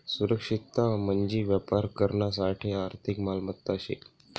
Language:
Marathi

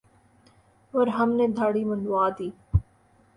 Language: Urdu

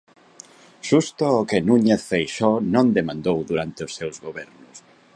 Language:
Galician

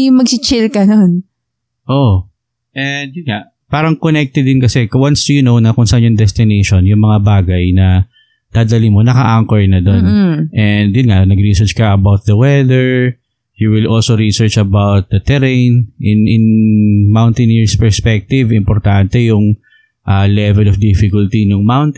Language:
Filipino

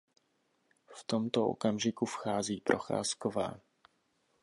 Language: Czech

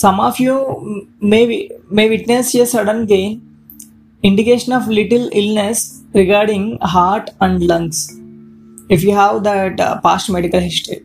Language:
English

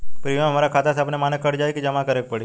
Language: Bhojpuri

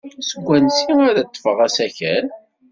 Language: Kabyle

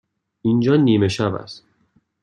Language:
Persian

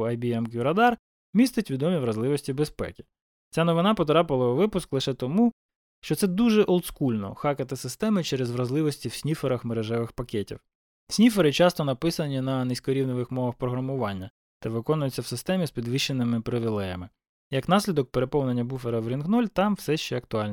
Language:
Ukrainian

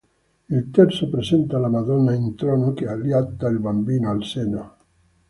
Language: Italian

